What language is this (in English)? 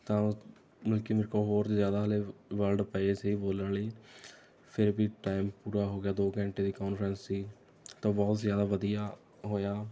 Punjabi